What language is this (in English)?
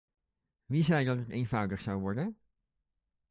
Dutch